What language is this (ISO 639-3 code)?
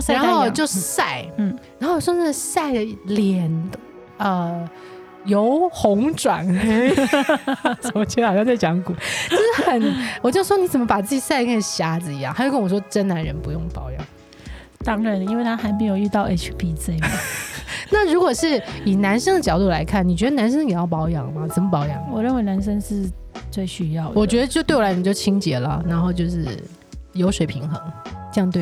zho